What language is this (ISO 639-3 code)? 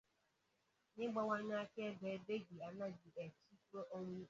ibo